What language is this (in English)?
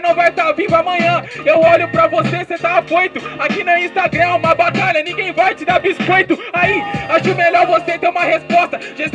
Portuguese